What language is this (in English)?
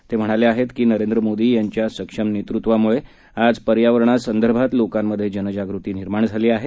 Marathi